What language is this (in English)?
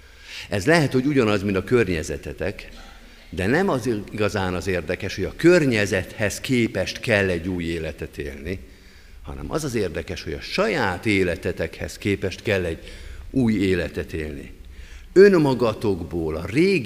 Hungarian